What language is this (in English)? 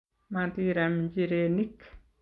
Kalenjin